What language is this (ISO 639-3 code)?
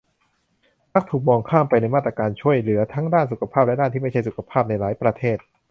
tha